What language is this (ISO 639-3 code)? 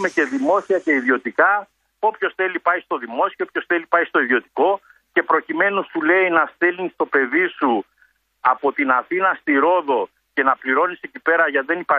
ell